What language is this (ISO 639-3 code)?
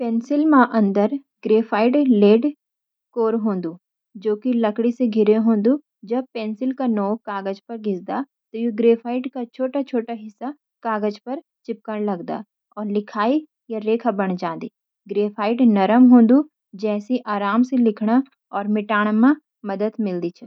gbm